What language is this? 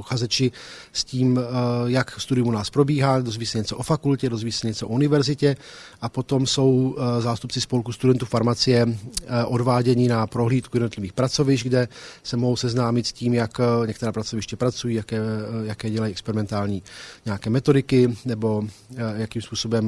Czech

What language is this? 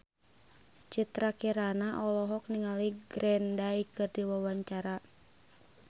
Sundanese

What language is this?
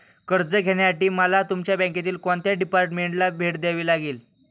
Marathi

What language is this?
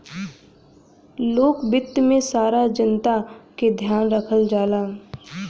Bhojpuri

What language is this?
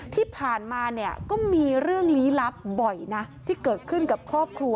Thai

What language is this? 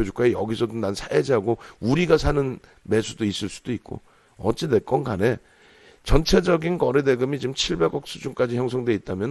Korean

